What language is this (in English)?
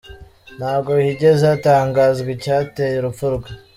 Kinyarwanda